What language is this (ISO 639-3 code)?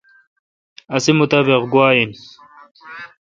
xka